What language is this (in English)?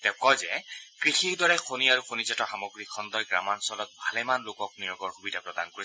Assamese